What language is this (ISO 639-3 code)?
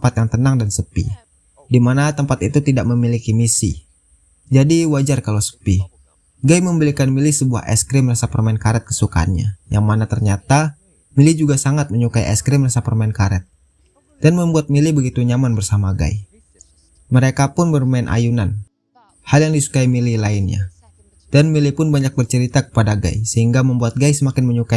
ind